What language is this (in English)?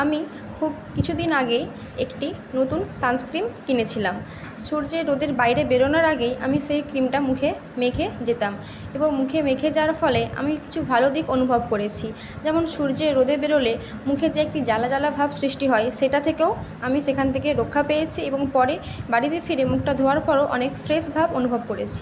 Bangla